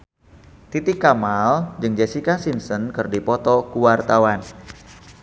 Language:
Sundanese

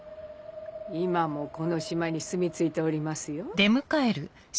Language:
Japanese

